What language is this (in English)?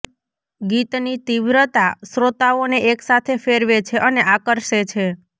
Gujarati